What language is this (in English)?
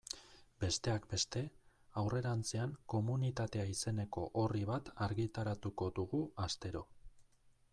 Basque